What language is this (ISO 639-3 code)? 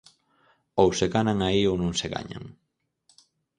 glg